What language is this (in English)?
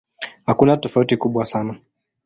Swahili